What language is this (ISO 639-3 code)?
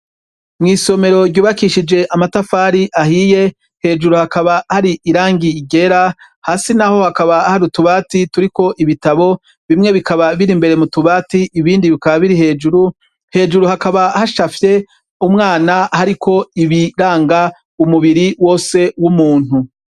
run